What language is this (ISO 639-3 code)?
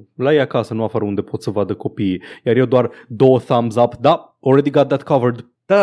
ron